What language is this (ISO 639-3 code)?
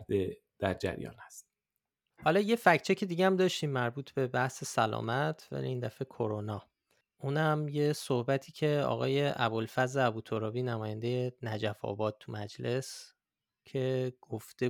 fas